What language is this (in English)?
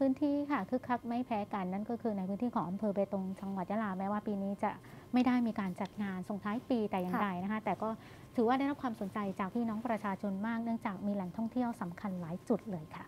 Thai